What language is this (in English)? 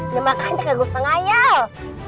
Indonesian